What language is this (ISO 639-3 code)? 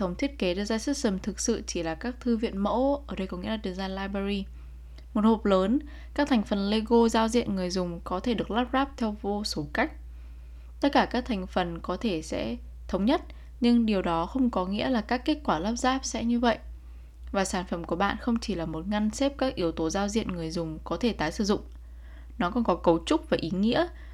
vie